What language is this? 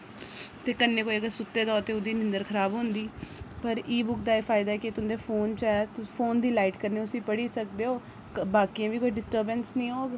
Dogri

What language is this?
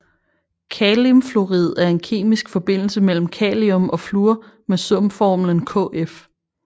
Danish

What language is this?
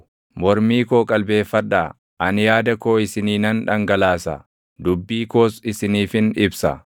Oromo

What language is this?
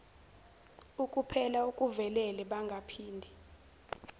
Zulu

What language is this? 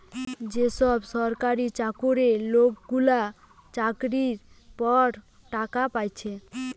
Bangla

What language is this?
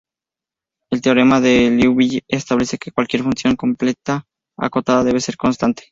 Spanish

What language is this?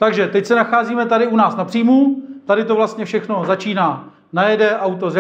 Czech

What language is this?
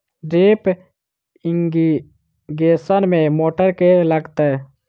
Maithili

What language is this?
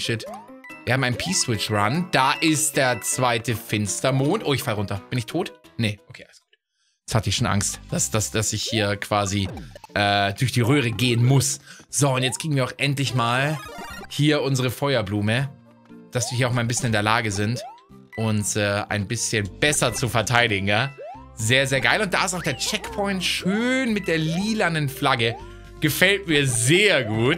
German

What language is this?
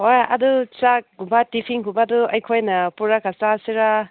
Manipuri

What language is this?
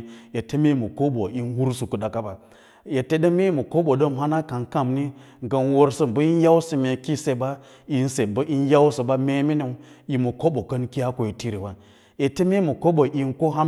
Lala-Roba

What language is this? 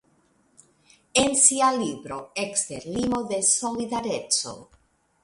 Esperanto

